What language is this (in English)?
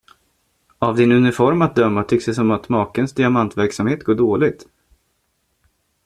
Swedish